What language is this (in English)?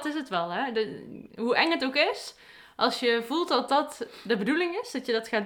Dutch